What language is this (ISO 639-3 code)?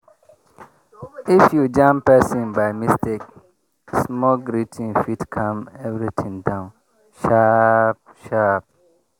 pcm